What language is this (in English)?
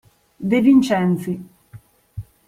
Italian